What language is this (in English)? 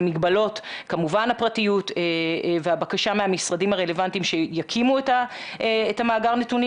Hebrew